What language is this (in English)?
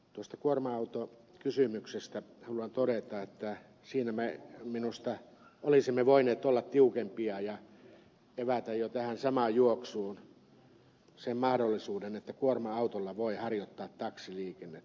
Finnish